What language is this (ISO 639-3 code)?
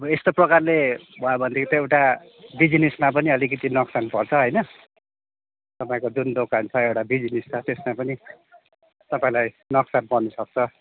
nep